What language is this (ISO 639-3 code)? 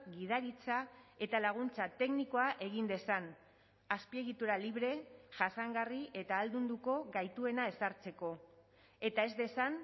eus